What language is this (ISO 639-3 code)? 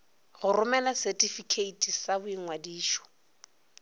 nso